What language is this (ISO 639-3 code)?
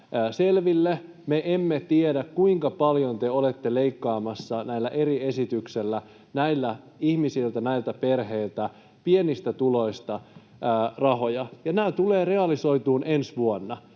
fin